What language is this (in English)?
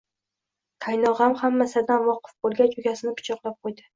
Uzbek